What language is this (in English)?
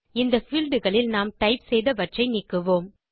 Tamil